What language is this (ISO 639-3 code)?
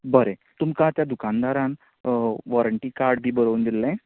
kok